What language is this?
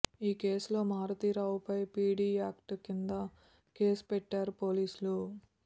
Telugu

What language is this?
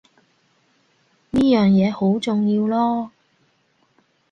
Cantonese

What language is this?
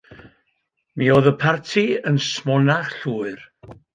Welsh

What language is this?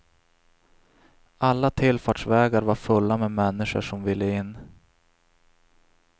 Swedish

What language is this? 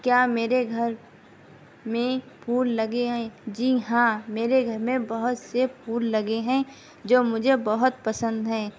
Urdu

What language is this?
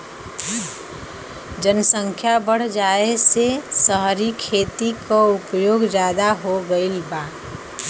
Bhojpuri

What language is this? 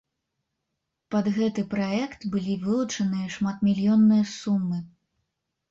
Belarusian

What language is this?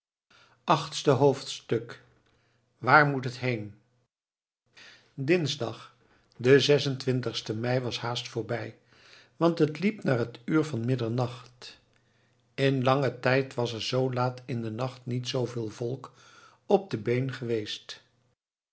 Dutch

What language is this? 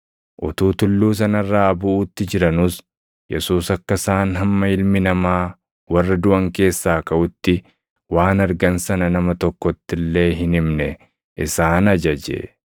Oromo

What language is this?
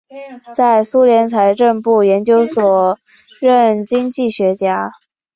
Chinese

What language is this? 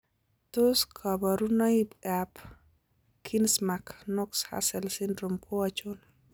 Kalenjin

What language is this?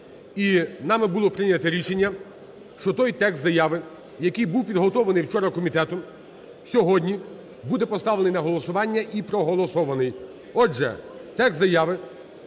Ukrainian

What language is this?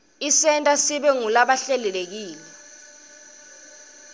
Swati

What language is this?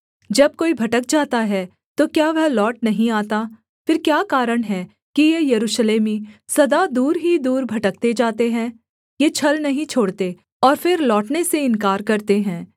Hindi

